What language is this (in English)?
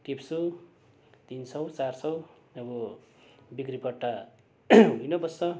Nepali